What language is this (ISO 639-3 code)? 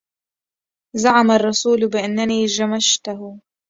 ara